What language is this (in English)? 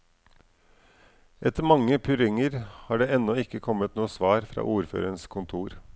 Norwegian